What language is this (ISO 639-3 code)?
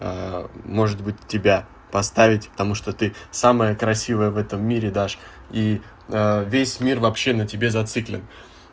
rus